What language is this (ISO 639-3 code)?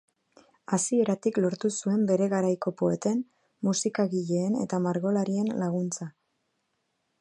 eus